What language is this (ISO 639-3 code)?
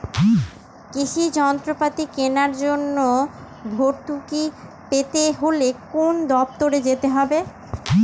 ben